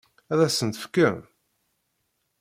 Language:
Kabyle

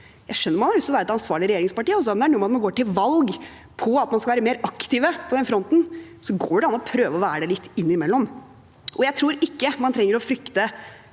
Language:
Norwegian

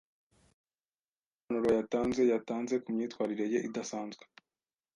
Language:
Kinyarwanda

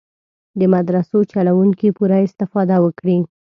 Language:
Pashto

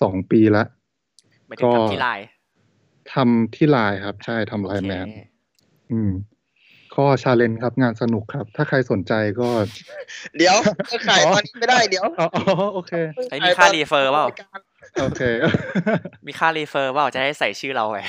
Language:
Thai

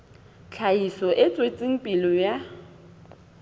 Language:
Southern Sotho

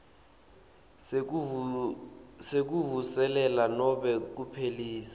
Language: Swati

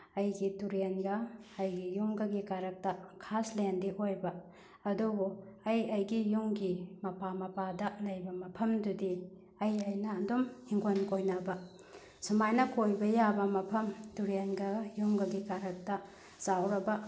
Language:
Manipuri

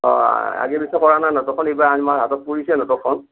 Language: Assamese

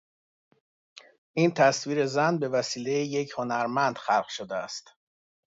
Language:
Persian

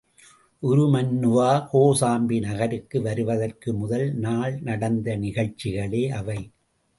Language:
Tamil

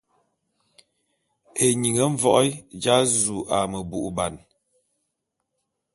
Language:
Bulu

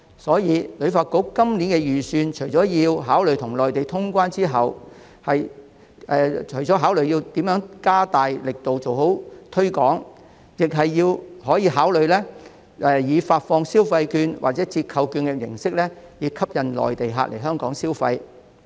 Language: Cantonese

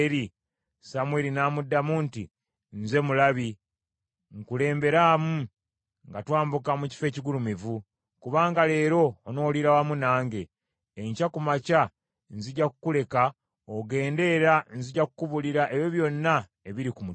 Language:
Ganda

